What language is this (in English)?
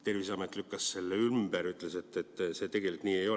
Estonian